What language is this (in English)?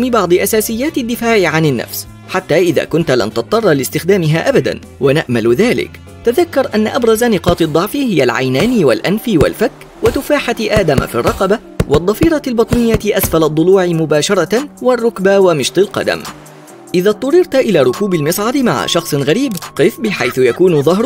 Arabic